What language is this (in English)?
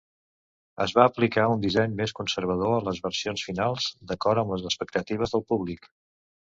Catalan